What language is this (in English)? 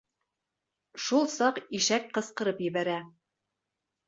Bashkir